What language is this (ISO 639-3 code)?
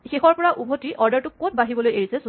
asm